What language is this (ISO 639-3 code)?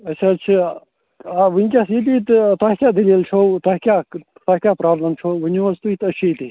kas